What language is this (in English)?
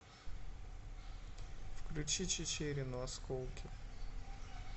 Russian